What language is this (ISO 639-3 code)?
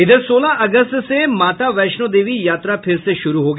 hin